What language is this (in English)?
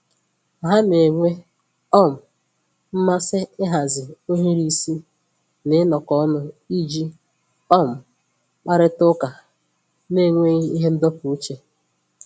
Igbo